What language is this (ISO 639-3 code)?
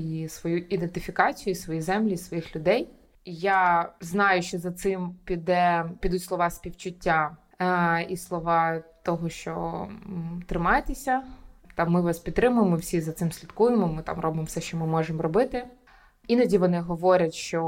ukr